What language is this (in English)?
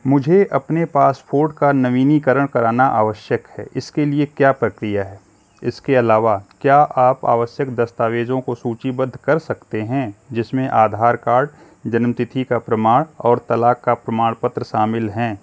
Hindi